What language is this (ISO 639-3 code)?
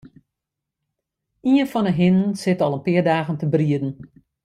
fry